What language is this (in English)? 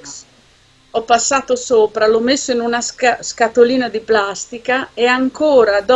Italian